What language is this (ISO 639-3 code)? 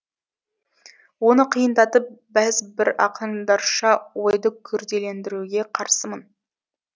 kaz